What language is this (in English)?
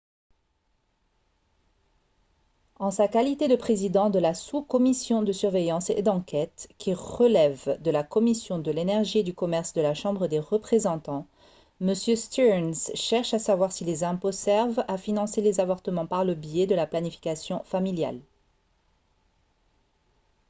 French